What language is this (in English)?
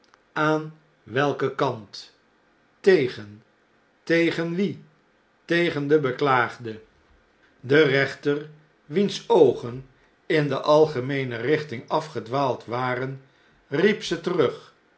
Dutch